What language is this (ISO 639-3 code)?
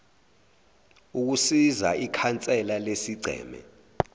zul